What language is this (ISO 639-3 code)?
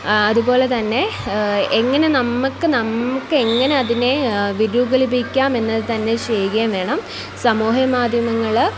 mal